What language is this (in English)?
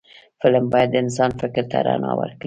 Pashto